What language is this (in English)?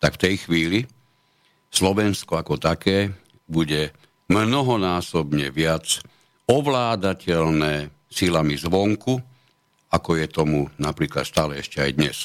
Slovak